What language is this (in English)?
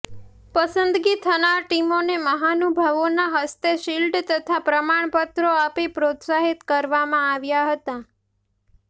Gujarati